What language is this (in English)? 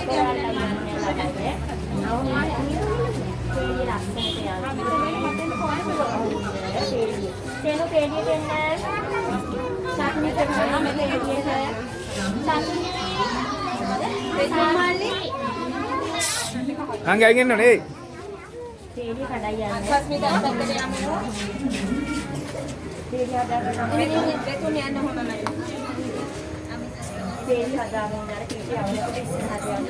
Sinhala